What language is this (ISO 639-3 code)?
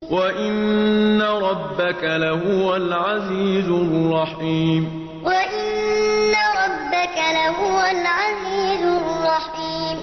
ara